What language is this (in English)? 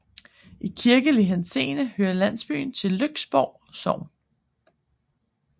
Danish